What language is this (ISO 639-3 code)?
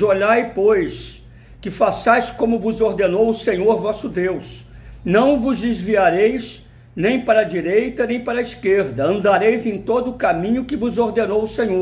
por